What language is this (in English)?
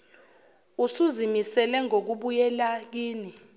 Zulu